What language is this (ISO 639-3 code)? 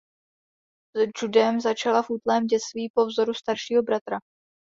ces